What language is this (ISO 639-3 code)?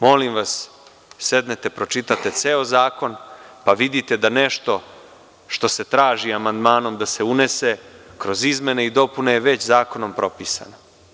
srp